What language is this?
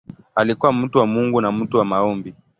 Swahili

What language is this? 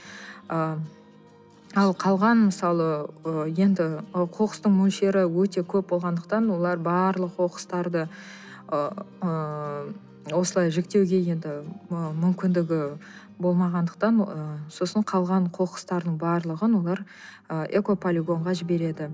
Kazakh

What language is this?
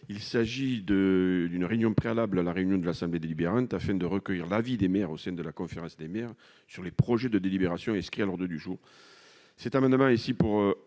French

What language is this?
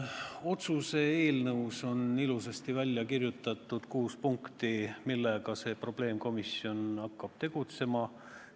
Estonian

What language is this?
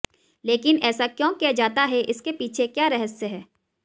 Hindi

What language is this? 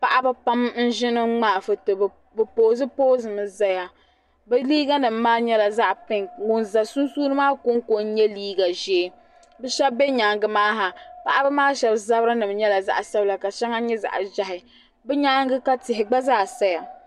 Dagbani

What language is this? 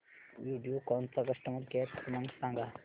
Marathi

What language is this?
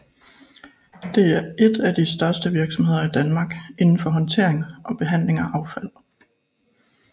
Danish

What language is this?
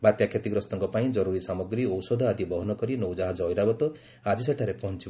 Odia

